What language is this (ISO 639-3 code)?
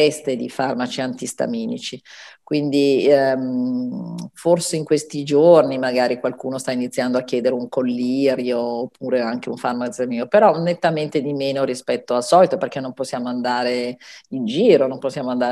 ita